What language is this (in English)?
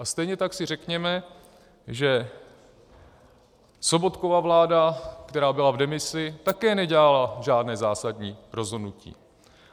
Czech